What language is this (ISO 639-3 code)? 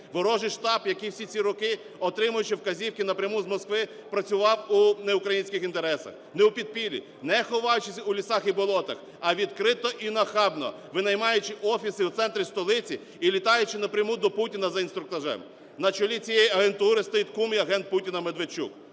ukr